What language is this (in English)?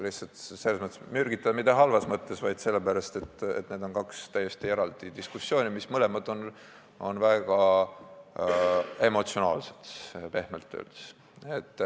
Estonian